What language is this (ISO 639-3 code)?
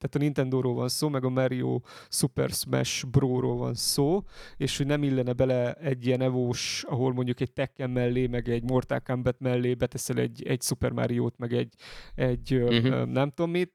hun